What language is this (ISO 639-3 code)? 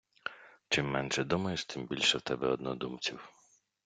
ukr